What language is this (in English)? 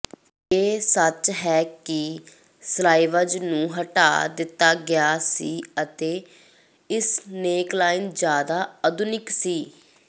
Punjabi